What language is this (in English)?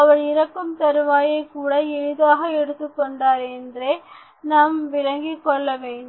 Tamil